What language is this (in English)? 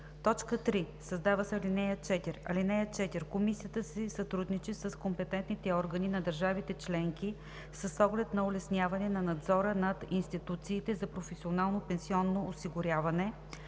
Bulgarian